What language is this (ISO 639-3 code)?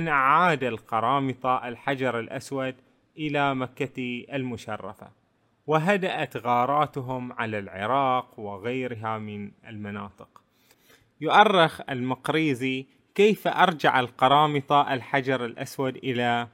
ara